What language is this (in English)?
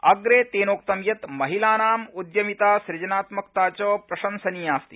Sanskrit